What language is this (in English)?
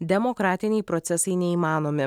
Lithuanian